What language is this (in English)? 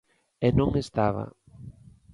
Galician